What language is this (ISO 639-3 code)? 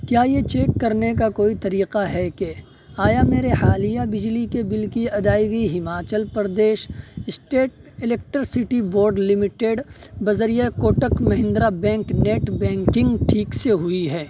urd